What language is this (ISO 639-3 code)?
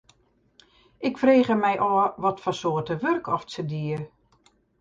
fry